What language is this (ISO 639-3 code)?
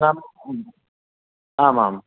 san